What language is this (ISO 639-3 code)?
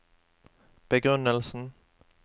nor